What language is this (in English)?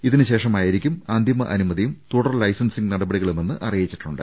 Malayalam